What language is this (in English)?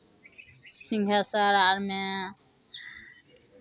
Maithili